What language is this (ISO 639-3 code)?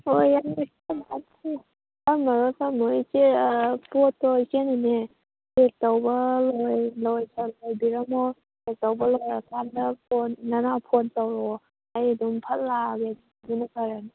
mni